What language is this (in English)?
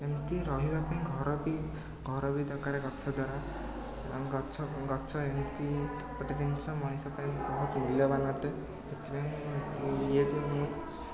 Odia